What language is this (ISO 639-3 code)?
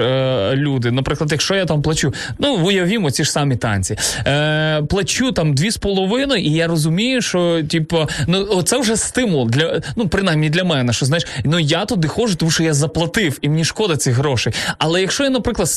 ukr